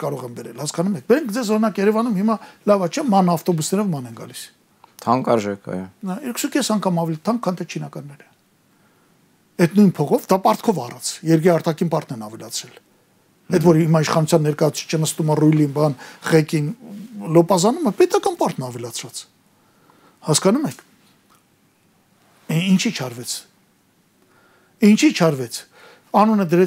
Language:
Romanian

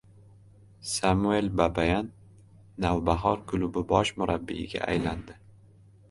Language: Uzbek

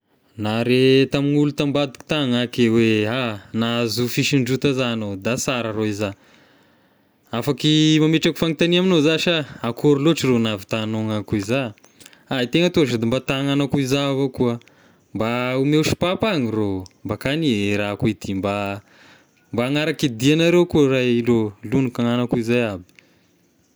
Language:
Tesaka Malagasy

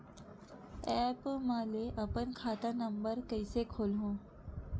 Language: Chhattisgarhi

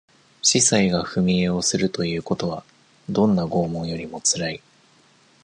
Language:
Japanese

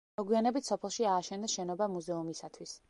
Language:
Georgian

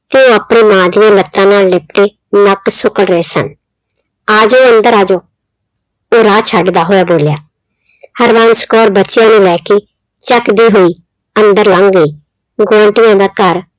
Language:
Punjabi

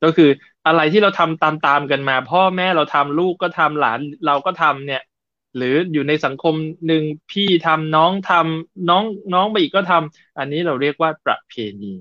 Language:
Thai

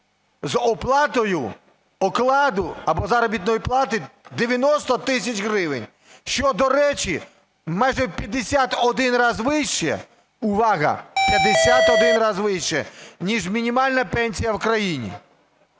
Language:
Ukrainian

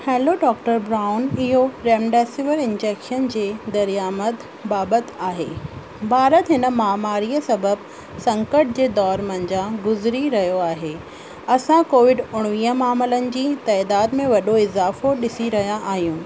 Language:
Sindhi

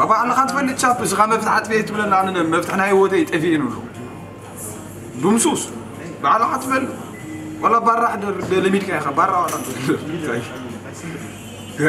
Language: Arabic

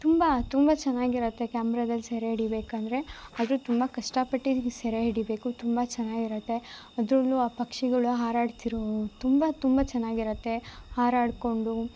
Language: Kannada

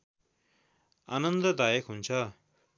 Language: Nepali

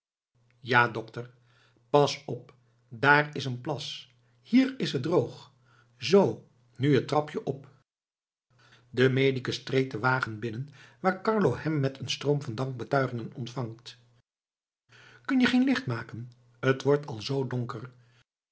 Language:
Dutch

